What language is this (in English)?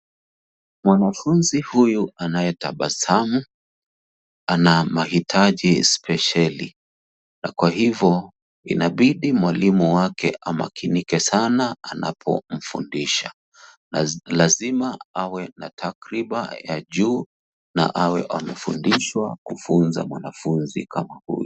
Swahili